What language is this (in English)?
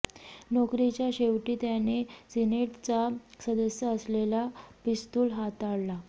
Marathi